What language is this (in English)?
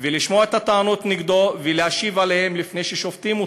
Hebrew